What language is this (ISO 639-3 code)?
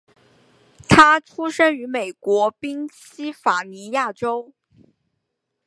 zho